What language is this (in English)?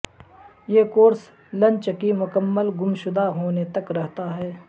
Urdu